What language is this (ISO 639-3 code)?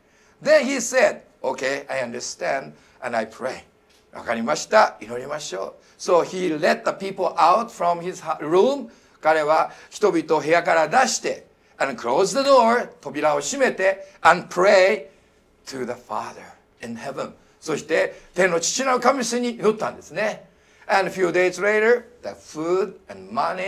jpn